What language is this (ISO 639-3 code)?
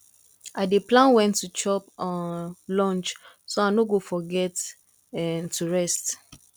pcm